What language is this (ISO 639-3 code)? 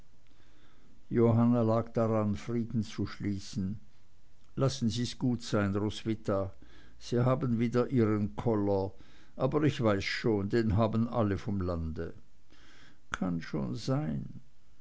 deu